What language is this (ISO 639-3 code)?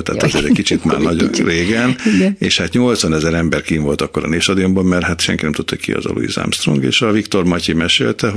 hun